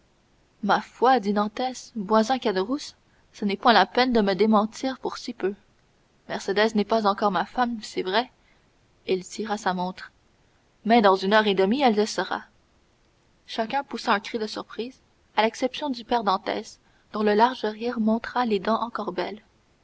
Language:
French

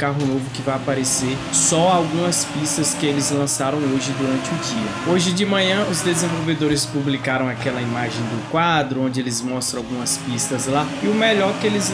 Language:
Portuguese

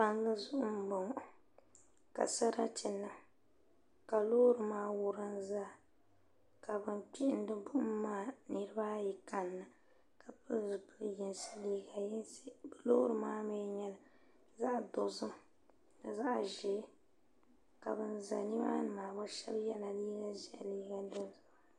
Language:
Dagbani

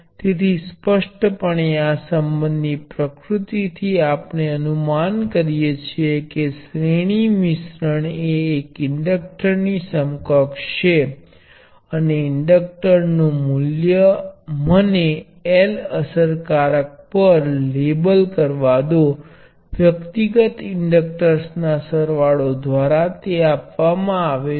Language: Gujarati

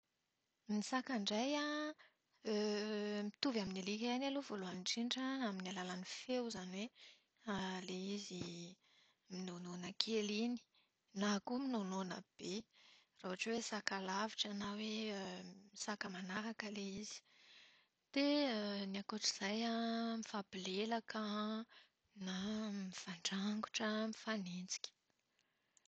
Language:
Malagasy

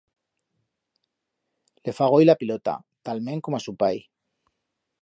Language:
Aragonese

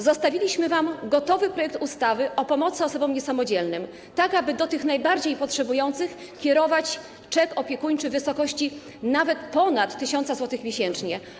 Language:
Polish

